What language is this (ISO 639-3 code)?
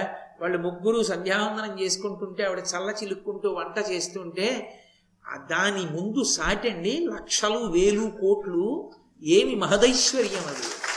tel